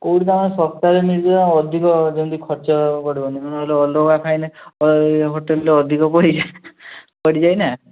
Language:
Odia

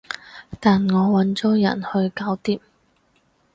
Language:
Cantonese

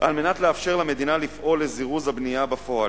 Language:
Hebrew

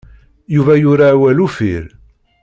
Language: Kabyle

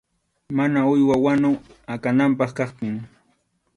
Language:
Arequipa-La Unión Quechua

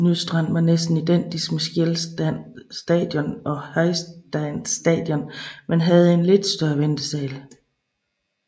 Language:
Danish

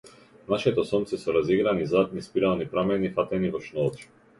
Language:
Macedonian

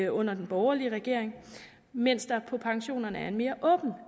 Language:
Danish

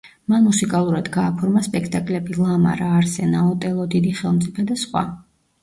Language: Georgian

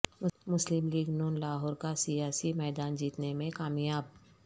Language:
Urdu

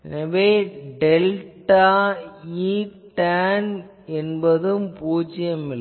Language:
Tamil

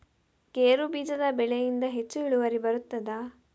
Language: Kannada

